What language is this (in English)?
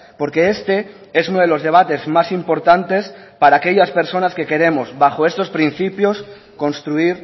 Spanish